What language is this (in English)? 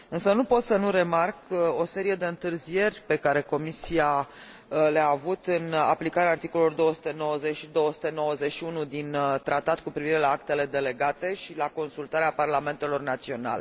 Romanian